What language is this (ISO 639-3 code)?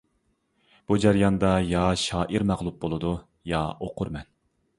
uig